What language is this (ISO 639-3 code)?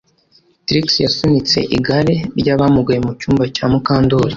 kin